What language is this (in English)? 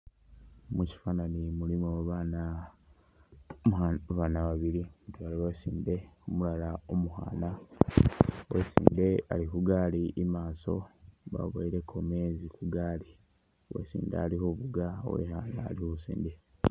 Masaaba